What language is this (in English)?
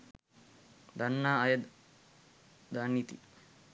Sinhala